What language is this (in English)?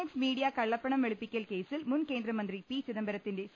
Malayalam